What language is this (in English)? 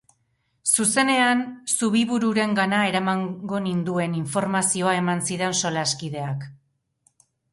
Basque